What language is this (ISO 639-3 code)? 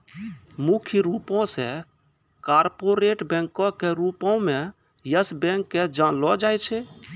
mai